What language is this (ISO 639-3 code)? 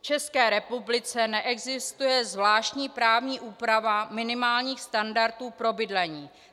ces